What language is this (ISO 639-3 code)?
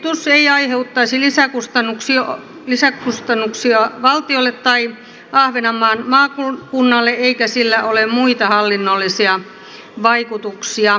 fin